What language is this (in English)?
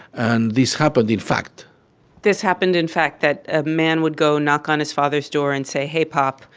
English